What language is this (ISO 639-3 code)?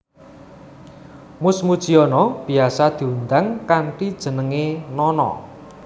jav